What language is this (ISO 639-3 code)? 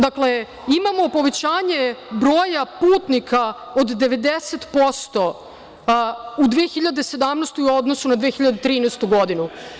srp